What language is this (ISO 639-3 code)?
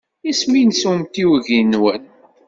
kab